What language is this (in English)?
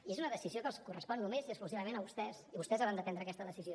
Catalan